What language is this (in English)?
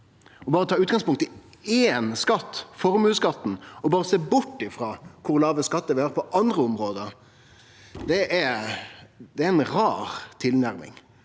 Norwegian